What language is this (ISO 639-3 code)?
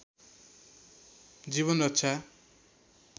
nep